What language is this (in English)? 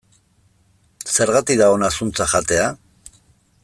Basque